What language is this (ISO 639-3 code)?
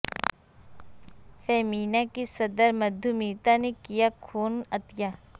urd